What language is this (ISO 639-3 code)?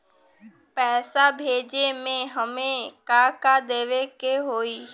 bho